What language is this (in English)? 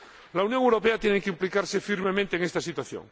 Spanish